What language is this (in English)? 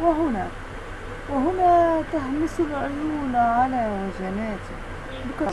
Arabic